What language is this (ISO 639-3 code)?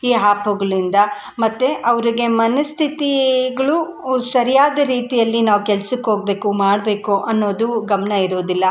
kan